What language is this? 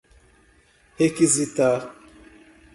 Portuguese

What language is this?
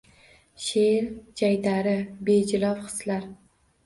Uzbek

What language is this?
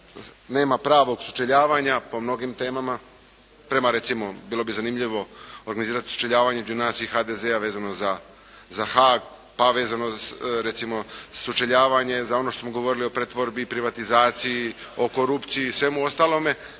Croatian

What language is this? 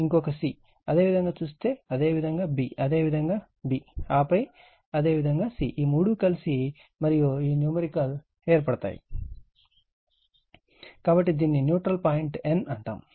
Telugu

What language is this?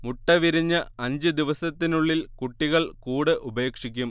Malayalam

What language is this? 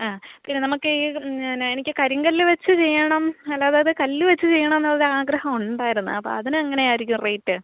Malayalam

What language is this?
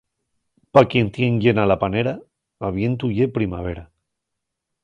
Asturian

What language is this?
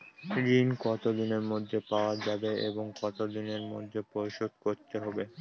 Bangla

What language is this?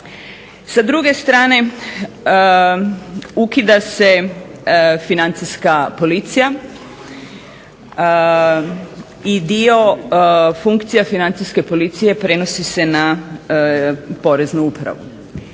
Croatian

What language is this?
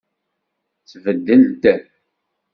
Kabyle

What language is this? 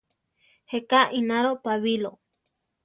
Central Tarahumara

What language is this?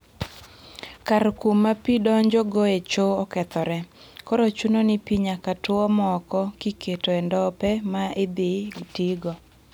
Luo (Kenya and Tanzania)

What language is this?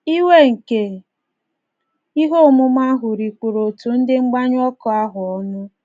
Igbo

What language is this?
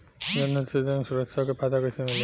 Bhojpuri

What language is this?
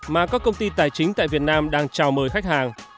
Vietnamese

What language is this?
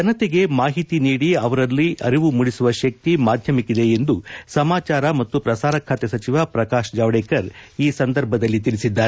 Kannada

